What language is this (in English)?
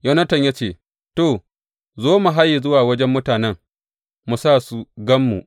Hausa